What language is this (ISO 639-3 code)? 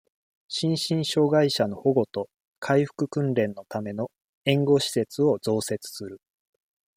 jpn